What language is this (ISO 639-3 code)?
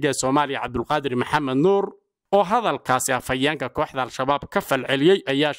ara